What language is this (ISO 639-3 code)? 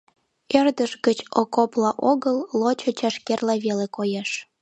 chm